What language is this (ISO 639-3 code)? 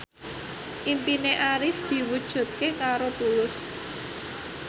jav